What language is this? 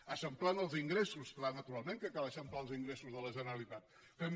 Catalan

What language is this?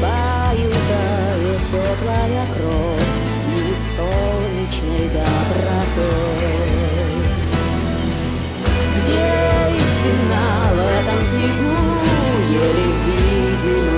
Russian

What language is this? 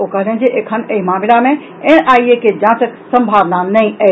Maithili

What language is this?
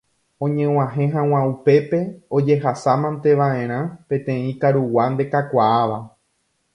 Guarani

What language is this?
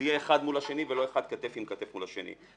Hebrew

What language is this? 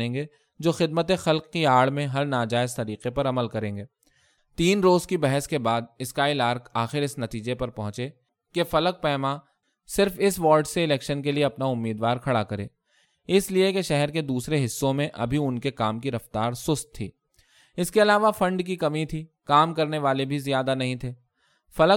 Urdu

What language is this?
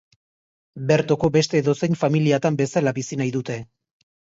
Basque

